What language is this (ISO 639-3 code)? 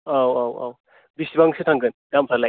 brx